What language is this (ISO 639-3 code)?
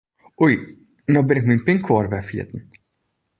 fry